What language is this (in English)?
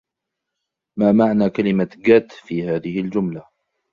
Arabic